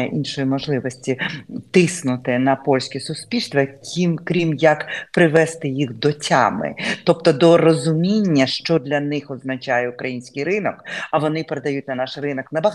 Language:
Ukrainian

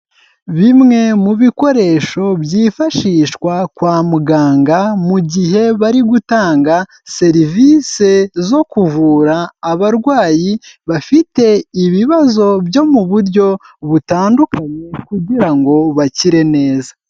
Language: Kinyarwanda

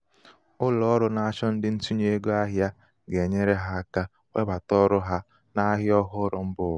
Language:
Igbo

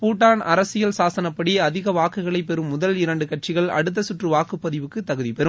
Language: Tamil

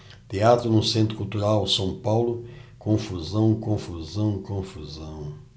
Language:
Portuguese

